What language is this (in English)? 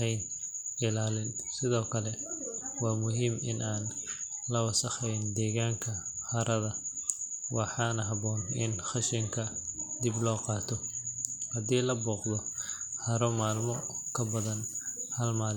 Somali